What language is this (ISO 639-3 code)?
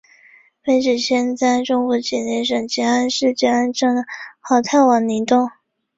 zho